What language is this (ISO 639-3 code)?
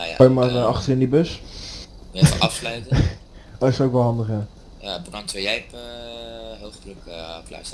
nld